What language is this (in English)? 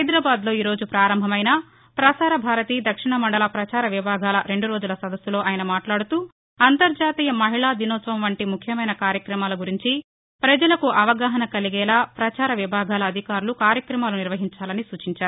Telugu